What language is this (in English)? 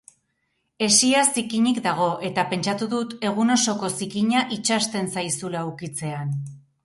Basque